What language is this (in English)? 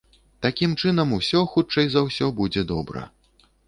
Belarusian